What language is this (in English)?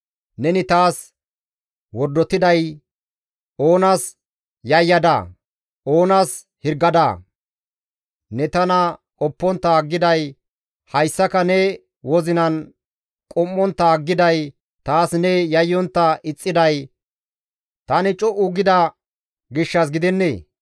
Gamo